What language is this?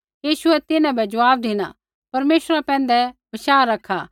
Kullu Pahari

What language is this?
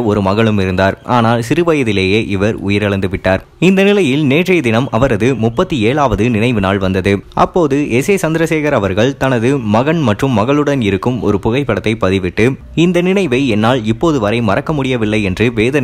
Romanian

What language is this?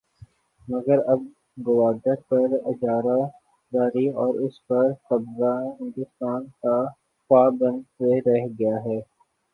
Urdu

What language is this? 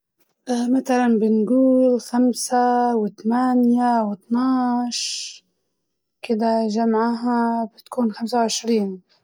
Libyan Arabic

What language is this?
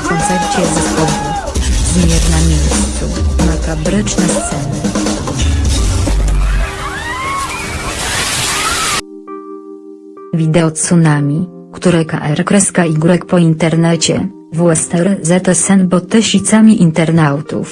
Polish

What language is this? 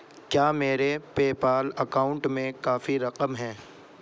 Urdu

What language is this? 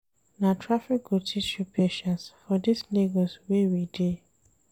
Nigerian Pidgin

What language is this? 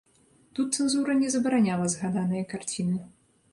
Belarusian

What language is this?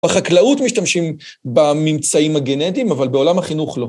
Hebrew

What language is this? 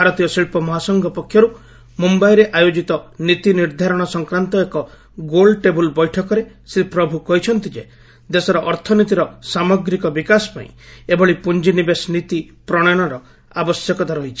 Odia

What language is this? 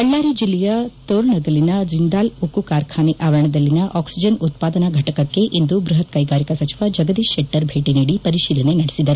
Kannada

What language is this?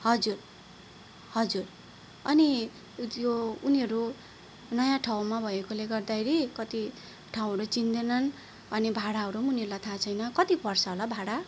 Nepali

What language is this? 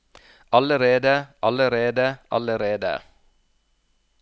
Norwegian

